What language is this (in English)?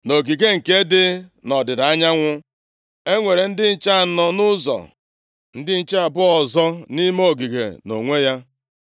Igbo